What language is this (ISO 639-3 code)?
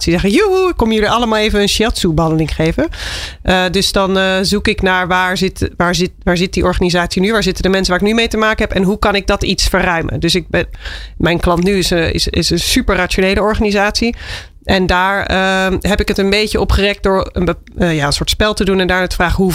nld